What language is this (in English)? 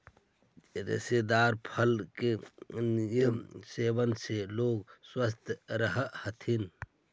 Magahi